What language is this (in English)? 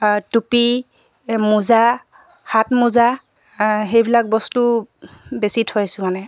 Assamese